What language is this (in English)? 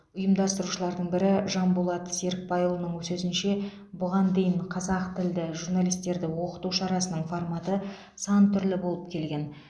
Kazakh